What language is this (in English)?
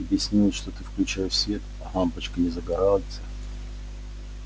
Russian